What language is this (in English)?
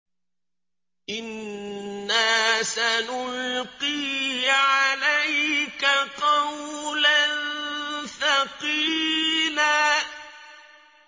Arabic